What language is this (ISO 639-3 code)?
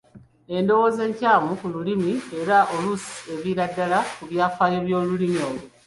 lug